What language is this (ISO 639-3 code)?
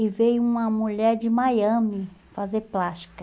por